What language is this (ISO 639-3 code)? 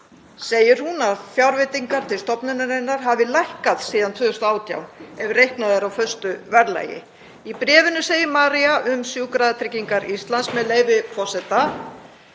isl